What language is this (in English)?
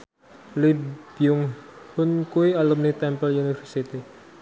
Javanese